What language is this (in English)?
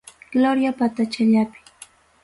Ayacucho Quechua